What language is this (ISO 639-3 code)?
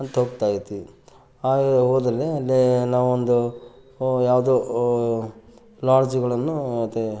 kan